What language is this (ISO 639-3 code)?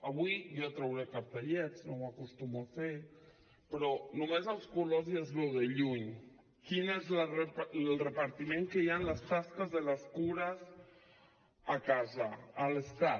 cat